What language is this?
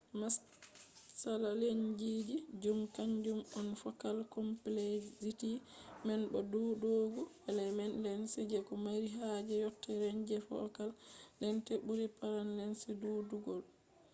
Fula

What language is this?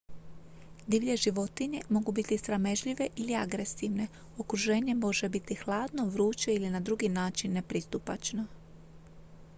Croatian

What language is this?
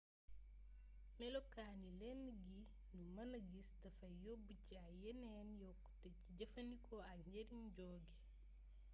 Wolof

